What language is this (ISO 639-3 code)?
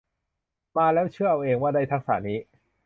tha